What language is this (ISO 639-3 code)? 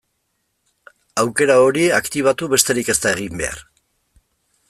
eus